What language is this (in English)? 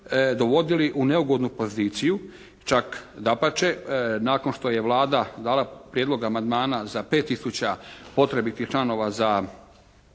Croatian